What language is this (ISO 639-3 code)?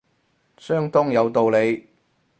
yue